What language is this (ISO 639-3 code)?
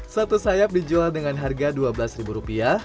ind